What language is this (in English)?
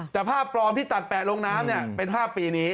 Thai